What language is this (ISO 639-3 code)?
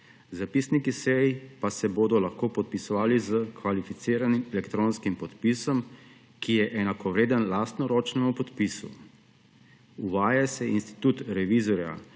slv